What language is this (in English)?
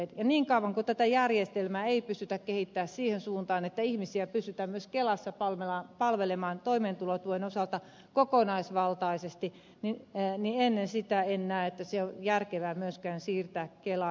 Finnish